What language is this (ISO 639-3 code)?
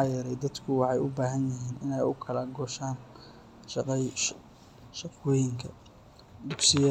som